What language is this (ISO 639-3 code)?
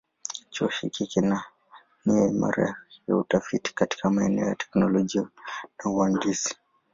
swa